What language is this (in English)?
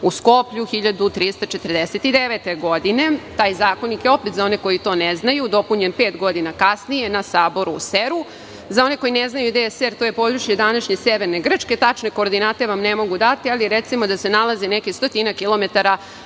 Serbian